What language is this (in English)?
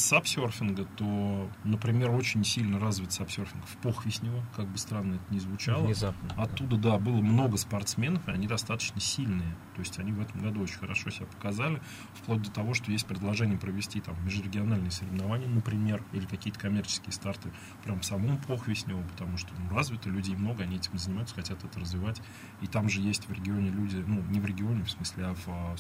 Russian